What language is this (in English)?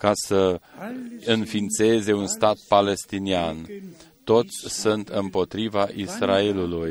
Romanian